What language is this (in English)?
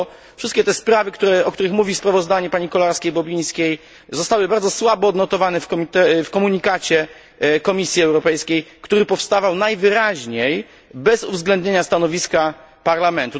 Polish